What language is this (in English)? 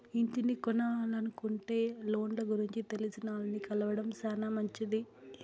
Telugu